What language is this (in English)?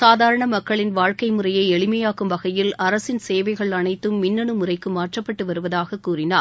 Tamil